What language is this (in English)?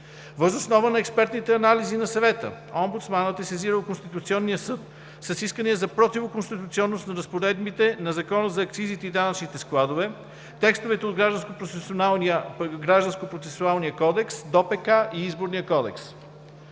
Bulgarian